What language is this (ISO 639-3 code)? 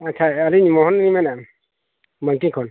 sat